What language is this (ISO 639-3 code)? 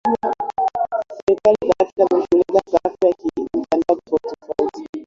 swa